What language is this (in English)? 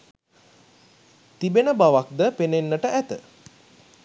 Sinhala